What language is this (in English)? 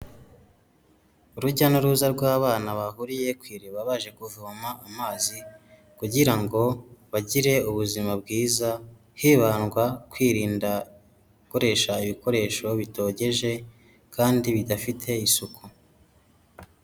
Kinyarwanda